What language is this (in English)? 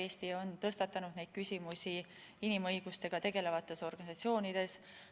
Estonian